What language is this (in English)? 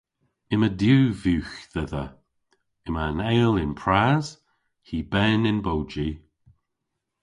Cornish